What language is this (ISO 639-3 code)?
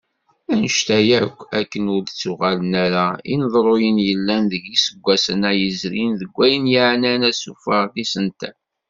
kab